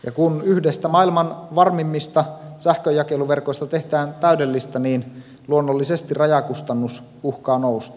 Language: Finnish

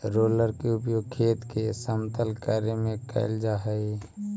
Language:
Magahi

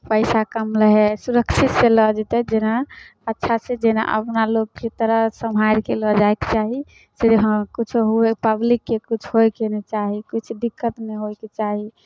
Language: Maithili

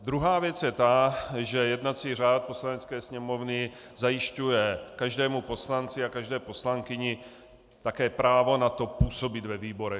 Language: Czech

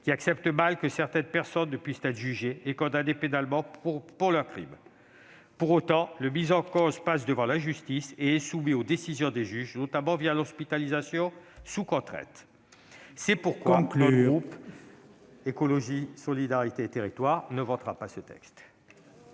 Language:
French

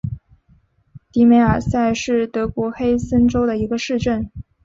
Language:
Chinese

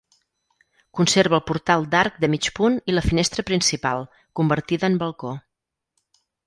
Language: Catalan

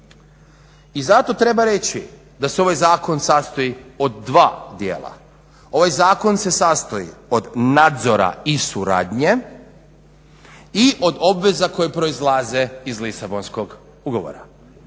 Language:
Croatian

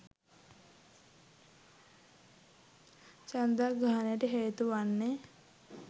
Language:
Sinhala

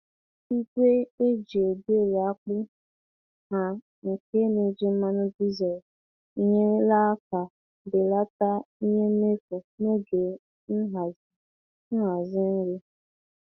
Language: Igbo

